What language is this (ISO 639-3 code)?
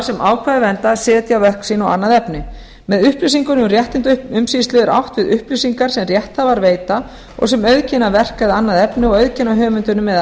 isl